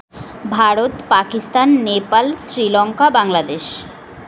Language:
Bangla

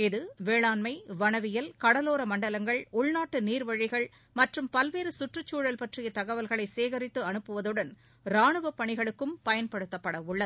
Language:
Tamil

